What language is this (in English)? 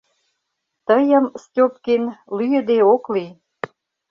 Mari